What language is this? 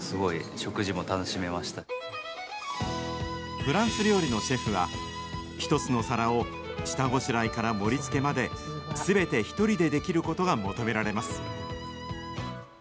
Japanese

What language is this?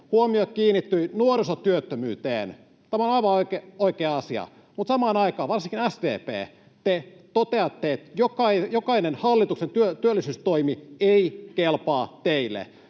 Finnish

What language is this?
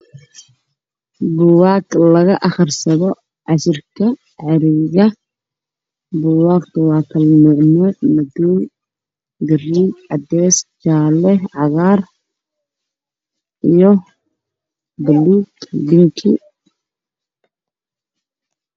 Somali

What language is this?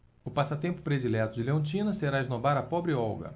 Portuguese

